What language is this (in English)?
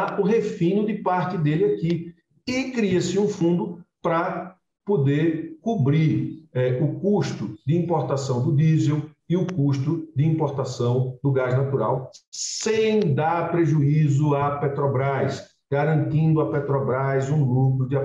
Portuguese